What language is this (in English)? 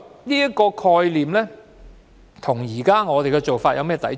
Cantonese